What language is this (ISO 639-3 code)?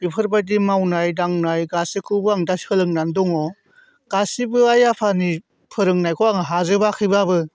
brx